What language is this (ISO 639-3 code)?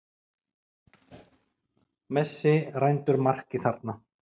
isl